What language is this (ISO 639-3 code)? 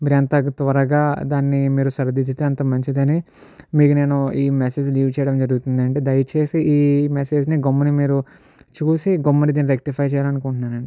tel